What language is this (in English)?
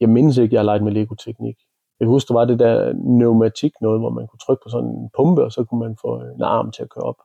Danish